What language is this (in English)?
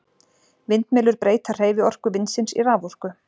Icelandic